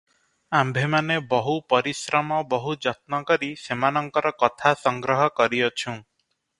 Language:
Odia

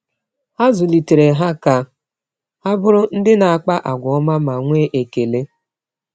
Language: Igbo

